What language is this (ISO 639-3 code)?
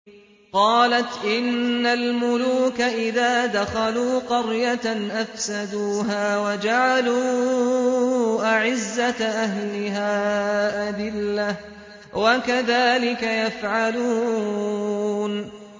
ara